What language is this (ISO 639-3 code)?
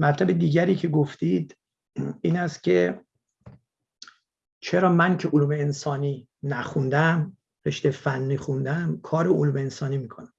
fas